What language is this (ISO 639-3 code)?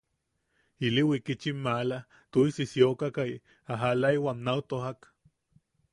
yaq